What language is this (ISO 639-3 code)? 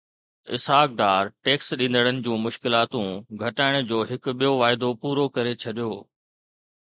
snd